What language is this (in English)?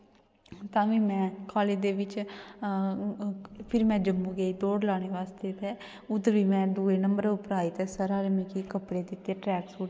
Dogri